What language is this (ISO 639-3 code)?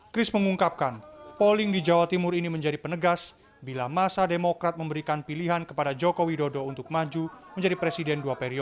ind